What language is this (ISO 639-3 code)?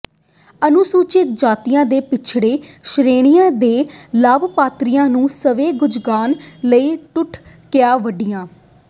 pan